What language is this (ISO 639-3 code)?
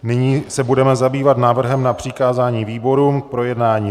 ces